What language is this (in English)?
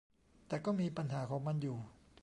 Thai